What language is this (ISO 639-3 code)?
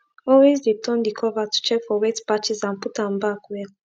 pcm